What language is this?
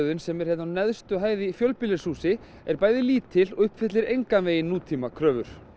Icelandic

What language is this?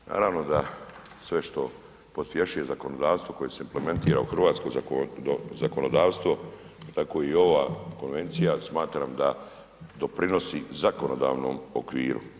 Croatian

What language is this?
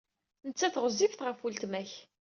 Kabyle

